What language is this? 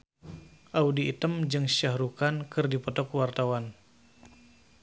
Sundanese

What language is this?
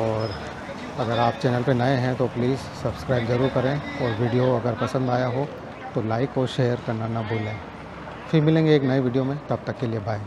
Hindi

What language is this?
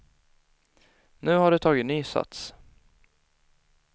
Swedish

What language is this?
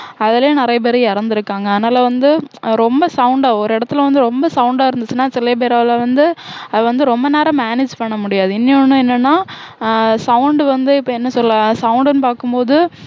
Tamil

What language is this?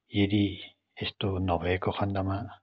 Nepali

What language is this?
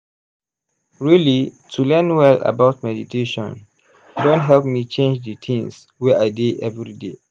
Nigerian Pidgin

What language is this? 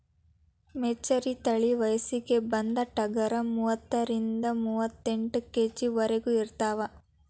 Kannada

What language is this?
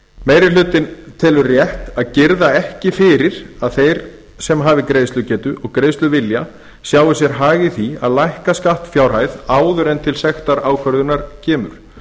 Icelandic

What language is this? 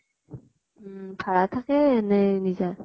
Assamese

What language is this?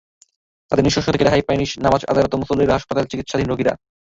Bangla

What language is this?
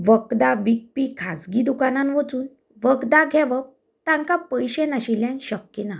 Konkani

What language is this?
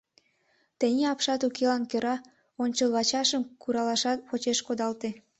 Mari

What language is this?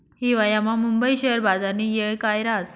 Marathi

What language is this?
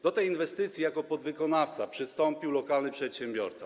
Polish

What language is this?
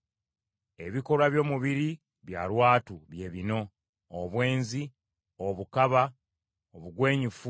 Ganda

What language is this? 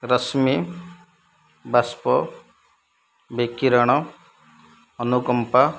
Odia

